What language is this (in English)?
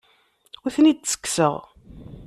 Kabyle